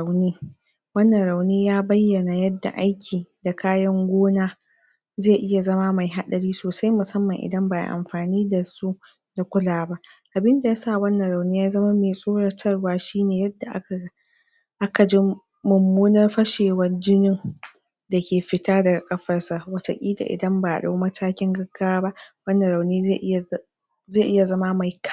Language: Hausa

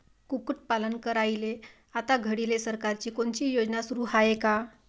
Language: Marathi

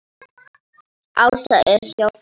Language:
Icelandic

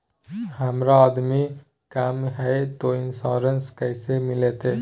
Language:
Magahi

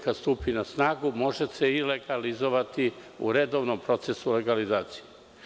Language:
Serbian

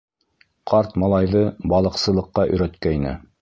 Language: Bashkir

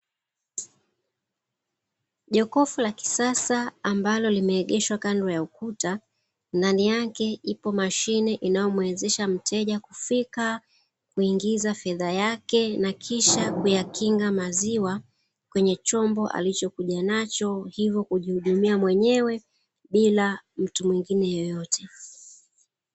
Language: Swahili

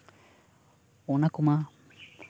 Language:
Santali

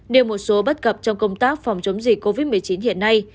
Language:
Vietnamese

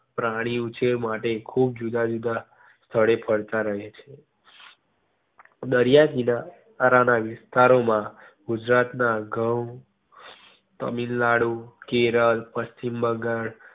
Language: Gujarati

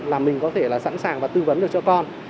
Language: Vietnamese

